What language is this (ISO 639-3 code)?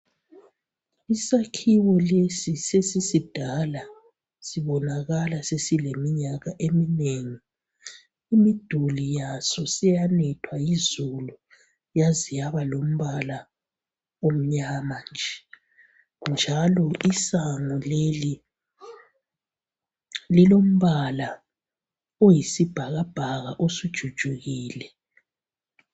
nde